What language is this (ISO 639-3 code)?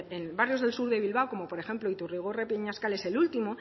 spa